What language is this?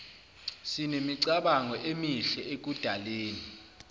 Zulu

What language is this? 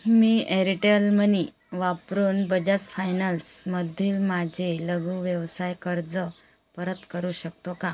Marathi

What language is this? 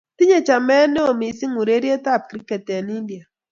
Kalenjin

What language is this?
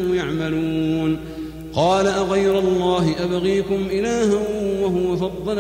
Arabic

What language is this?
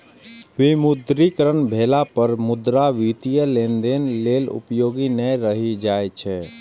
Maithili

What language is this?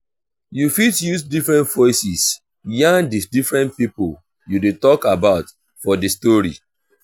Nigerian Pidgin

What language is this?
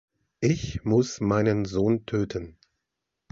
German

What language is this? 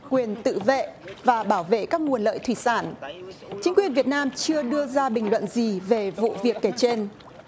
Vietnamese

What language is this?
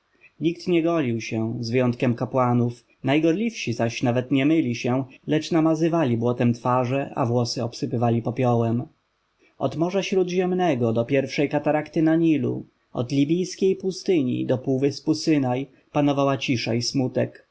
Polish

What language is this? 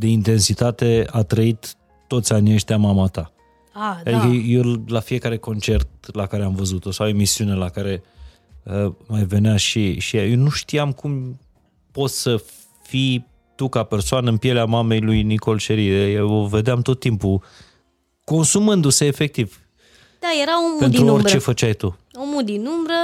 Romanian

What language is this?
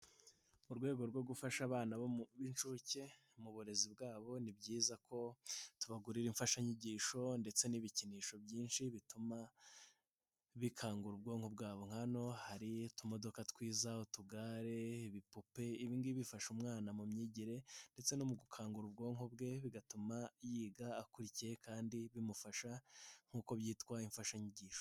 Kinyarwanda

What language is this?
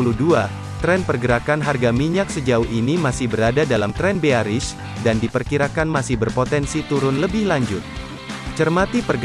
Indonesian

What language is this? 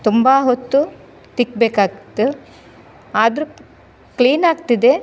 Kannada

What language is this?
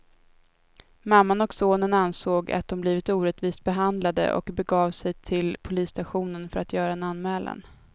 Swedish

